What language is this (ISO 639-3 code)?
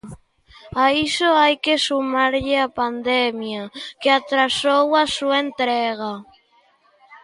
glg